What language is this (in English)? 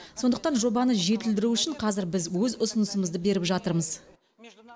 Kazakh